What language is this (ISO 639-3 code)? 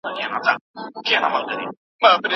pus